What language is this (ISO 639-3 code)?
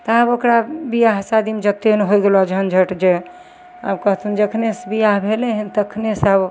mai